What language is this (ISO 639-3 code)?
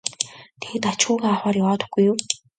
mon